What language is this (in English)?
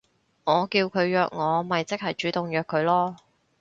Cantonese